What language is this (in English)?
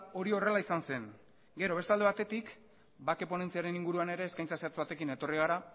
Basque